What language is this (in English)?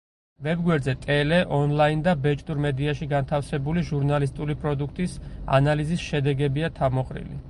Georgian